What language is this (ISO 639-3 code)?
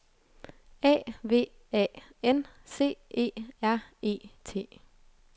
dan